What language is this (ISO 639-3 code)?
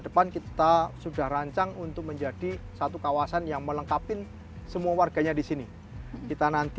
ind